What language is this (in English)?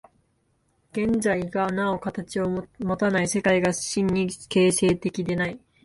Japanese